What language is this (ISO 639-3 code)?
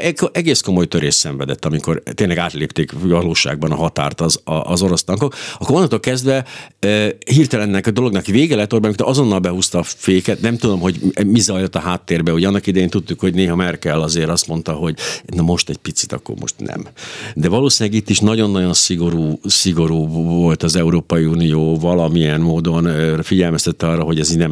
hun